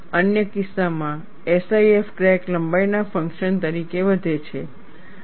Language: Gujarati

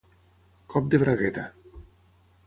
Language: Catalan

